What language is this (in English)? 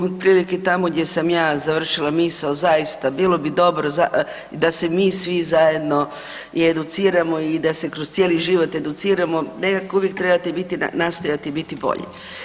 Croatian